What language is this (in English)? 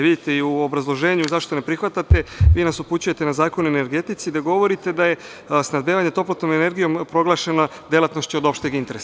Serbian